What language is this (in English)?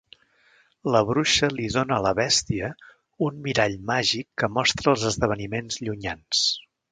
Catalan